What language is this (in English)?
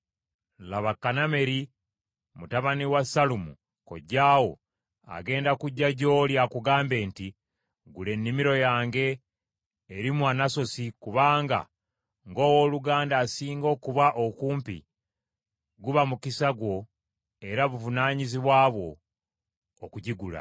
Ganda